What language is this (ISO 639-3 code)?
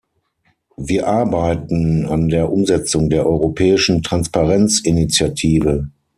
deu